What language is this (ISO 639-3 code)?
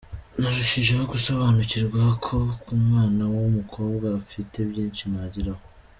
kin